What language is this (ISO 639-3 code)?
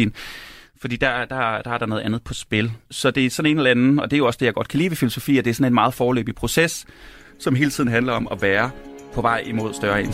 dan